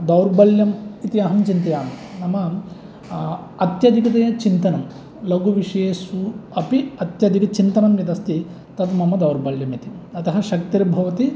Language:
Sanskrit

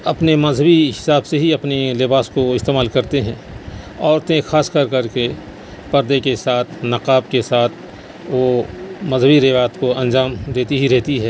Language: Urdu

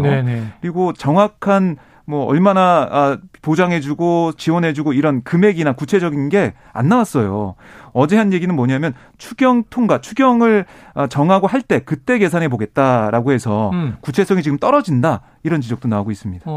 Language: Korean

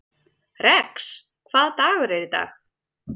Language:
Icelandic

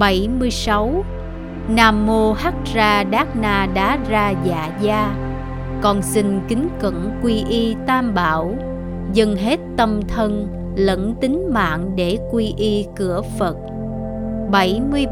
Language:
Vietnamese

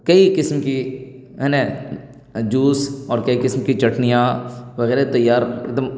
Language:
Urdu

